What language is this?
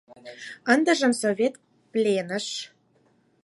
Mari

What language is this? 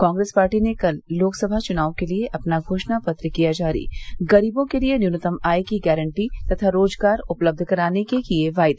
Hindi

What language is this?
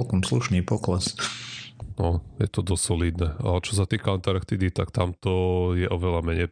Slovak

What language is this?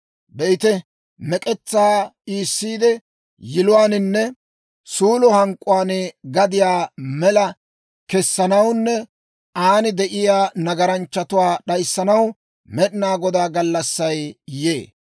Dawro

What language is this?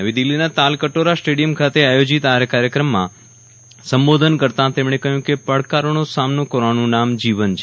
Gujarati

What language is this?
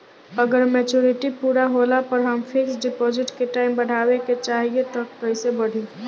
Bhojpuri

